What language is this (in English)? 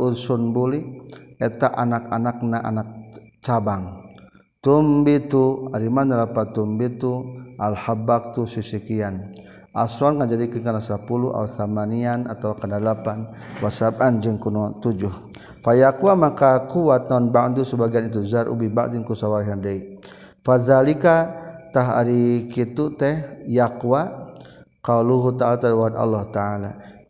Malay